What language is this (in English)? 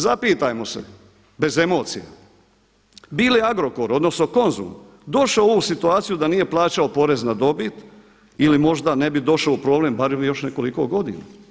Croatian